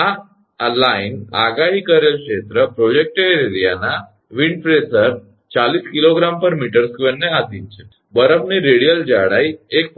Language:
Gujarati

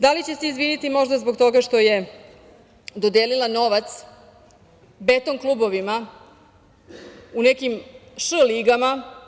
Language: Serbian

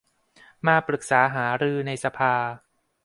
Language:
Thai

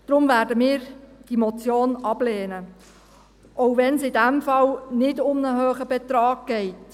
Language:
Swiss German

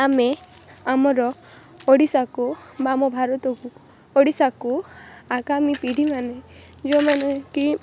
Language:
Odia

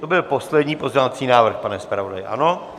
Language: Czech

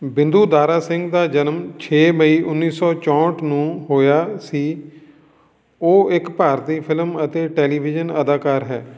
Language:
Punjabi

